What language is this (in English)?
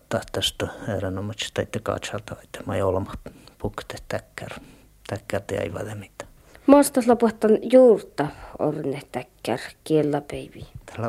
Finnish